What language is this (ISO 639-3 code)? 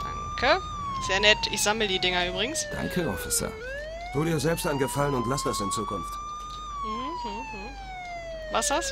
deu